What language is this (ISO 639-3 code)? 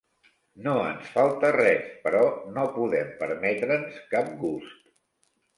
cat